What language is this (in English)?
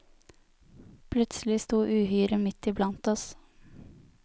Norwegian